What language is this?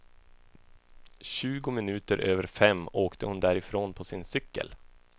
Swedish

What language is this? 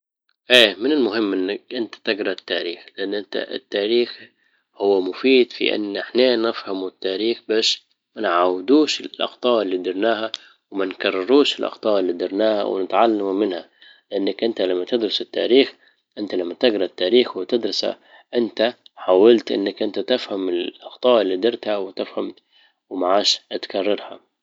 Libyan Arabic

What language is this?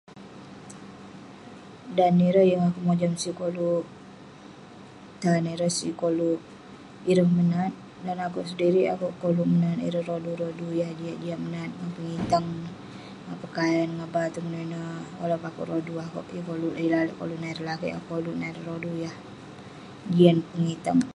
Western Penan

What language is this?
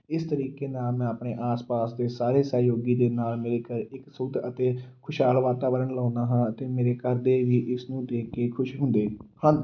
Punjabi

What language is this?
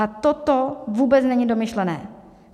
Czech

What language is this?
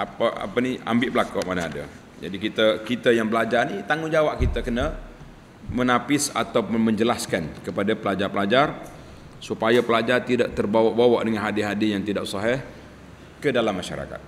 Malay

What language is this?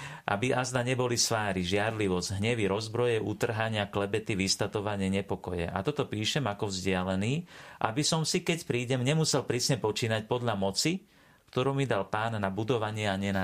Slovak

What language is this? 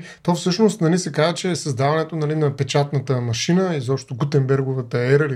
Bulgarian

